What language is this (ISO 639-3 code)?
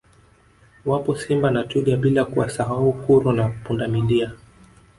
swa